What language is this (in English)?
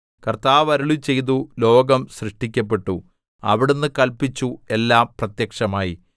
Malayalam